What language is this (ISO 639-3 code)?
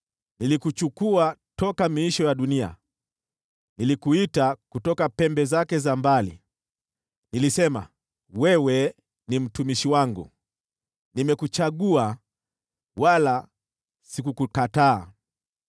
swa